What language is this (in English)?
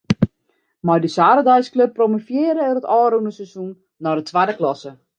Western Frisian